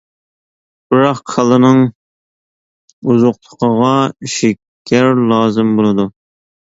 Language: Uyghur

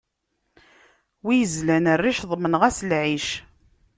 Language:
Kabyle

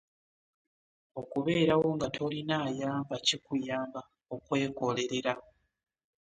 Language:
Ganda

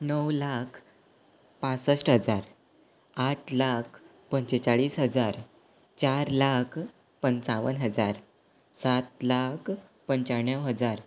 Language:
Konkani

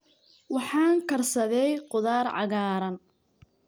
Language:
Somali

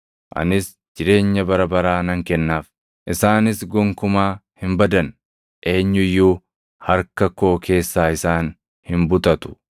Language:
Oromo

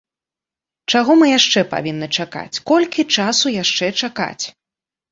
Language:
Belarusian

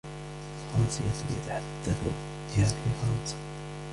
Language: Arabic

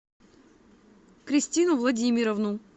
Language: Russian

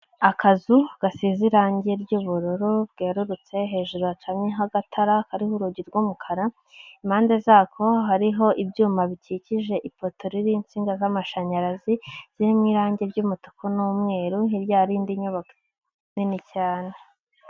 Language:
Kinyarwanda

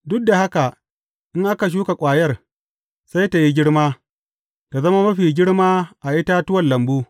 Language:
Hausa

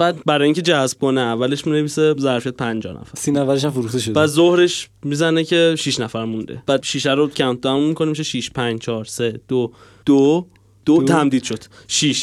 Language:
Persian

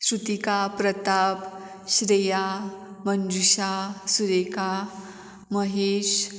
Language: Konkani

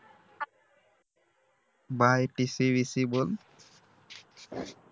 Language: Marathi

